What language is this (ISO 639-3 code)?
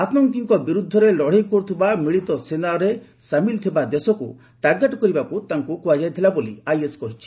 ori